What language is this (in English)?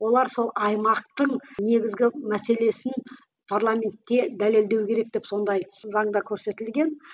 Kazakh